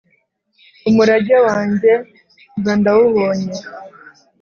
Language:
Kinyarwanda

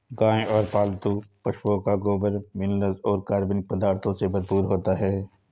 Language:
Hindi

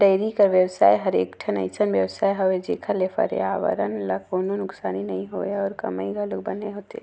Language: Chhattisgarhi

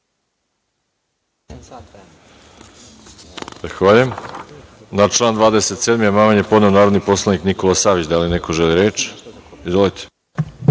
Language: Serbian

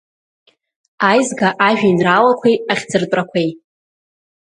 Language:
Abkhazian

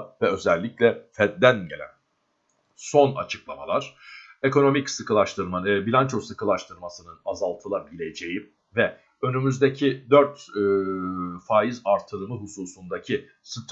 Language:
Turkish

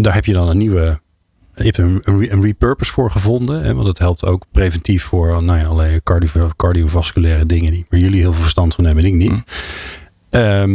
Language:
Dutch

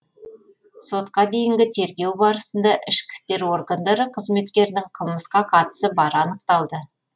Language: Kazakh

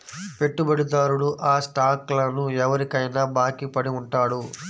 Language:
Telugu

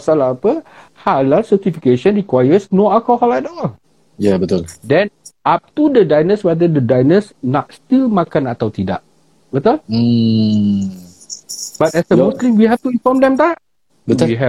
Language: Malay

